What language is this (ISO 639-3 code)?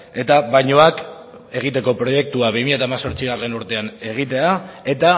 eus